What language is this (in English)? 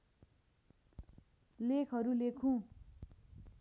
Nepali